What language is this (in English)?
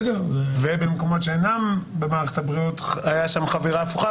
Hebrew